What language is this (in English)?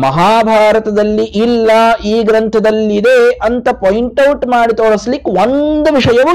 Kannada